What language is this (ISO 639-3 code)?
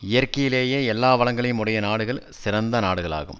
tam